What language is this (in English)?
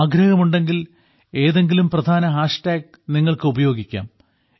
Malayalam